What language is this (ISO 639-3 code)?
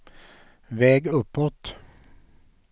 swe